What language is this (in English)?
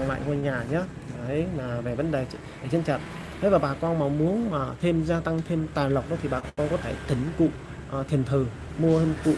Vietnamese